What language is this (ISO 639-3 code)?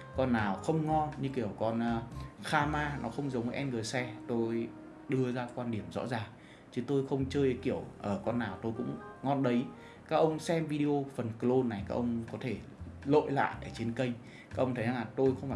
vie